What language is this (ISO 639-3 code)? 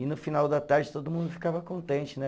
por